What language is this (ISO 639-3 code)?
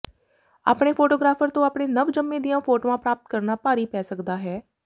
pan